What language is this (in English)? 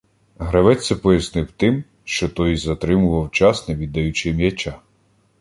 Ukrainian